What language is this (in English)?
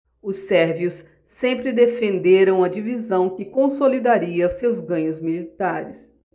Portuguese